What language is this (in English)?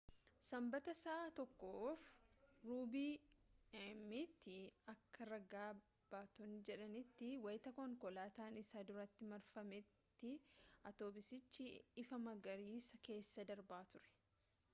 Oromo